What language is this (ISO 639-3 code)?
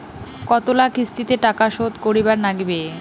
ben